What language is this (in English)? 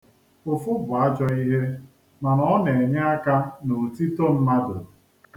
Igbo